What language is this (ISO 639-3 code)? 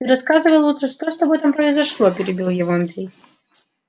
rus